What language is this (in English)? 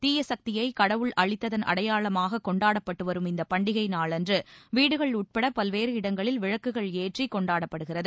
Tamil